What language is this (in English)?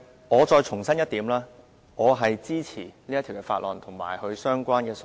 Cantonese